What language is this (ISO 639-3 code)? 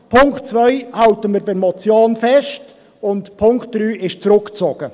gsw